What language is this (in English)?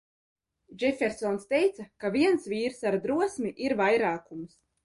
Latvian